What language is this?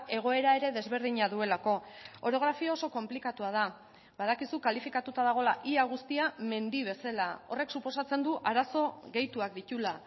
Basque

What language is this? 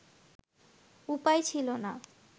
Bangla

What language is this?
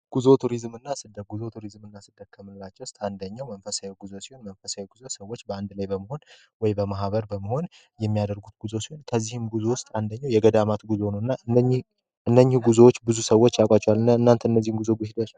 Amharic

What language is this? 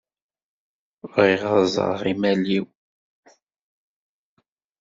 Kabyle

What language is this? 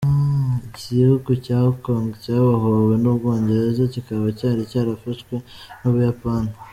Kinyarwanda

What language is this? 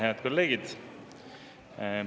Estonian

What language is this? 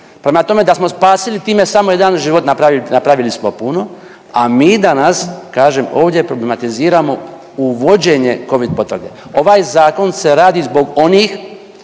Croatian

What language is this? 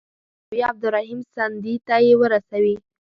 Pashto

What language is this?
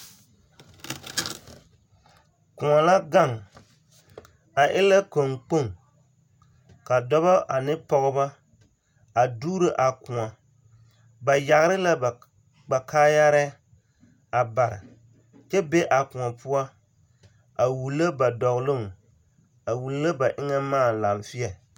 Southern Dagaare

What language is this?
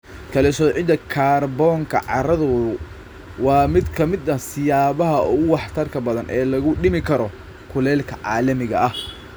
Somali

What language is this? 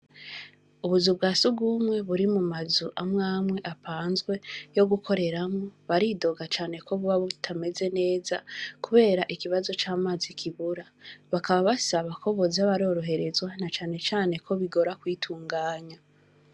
Rundi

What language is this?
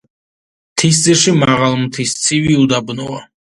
Georgian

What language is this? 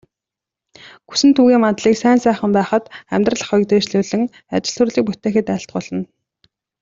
Mongolian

